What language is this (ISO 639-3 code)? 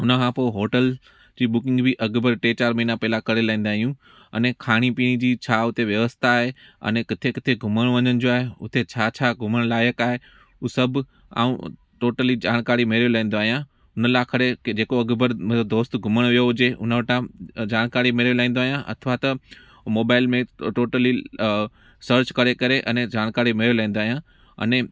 snd